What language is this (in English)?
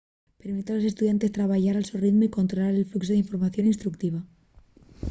Asturian